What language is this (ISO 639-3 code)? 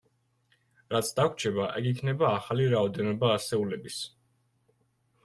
kat